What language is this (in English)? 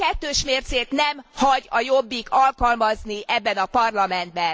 Hungarian